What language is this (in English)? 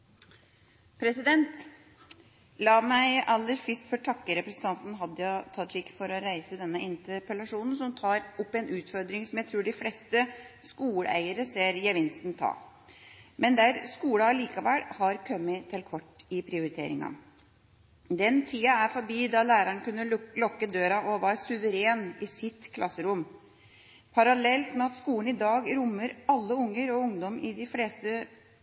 Norwegian Bokmål